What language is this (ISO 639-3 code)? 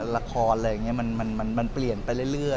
tha